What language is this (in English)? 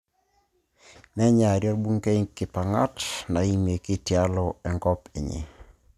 Masai